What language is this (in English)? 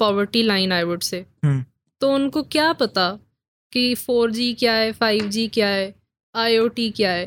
Urdu